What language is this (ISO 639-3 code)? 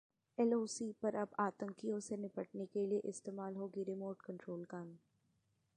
hin